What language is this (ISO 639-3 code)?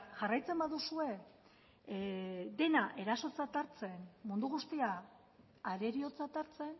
eus